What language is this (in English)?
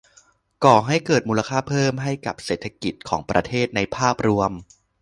Thai